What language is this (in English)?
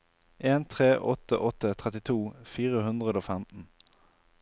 Norwegian